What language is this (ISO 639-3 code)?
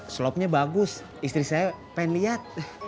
ind